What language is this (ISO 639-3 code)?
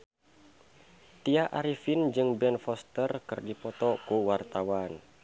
sun